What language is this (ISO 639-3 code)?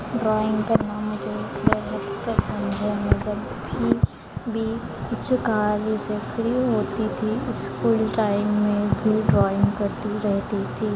hin